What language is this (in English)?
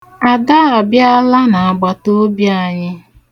Igbo